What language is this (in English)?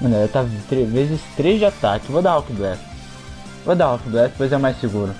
Portuguese